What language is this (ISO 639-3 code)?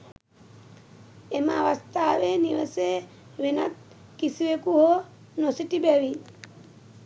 sin